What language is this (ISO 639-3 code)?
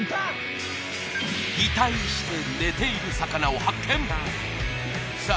jpn